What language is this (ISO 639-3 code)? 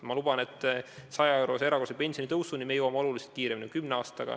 est